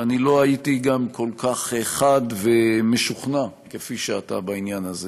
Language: Hebrew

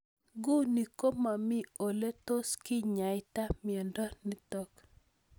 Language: Kalenjin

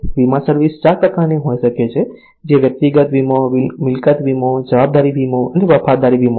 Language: Gujarati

